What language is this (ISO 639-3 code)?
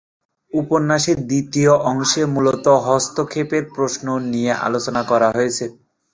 ben